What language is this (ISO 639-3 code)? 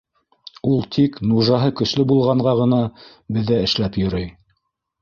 bak